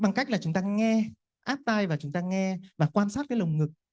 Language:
Vietnamese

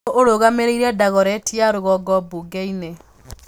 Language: Kikuyu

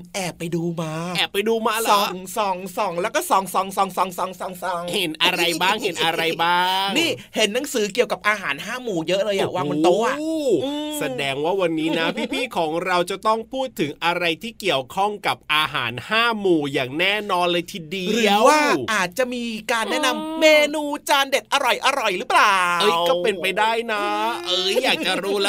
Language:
Thai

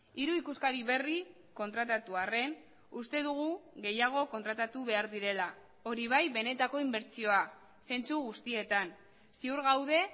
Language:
Basque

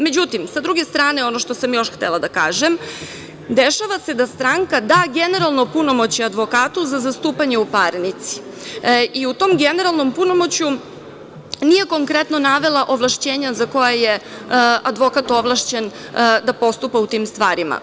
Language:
Serbian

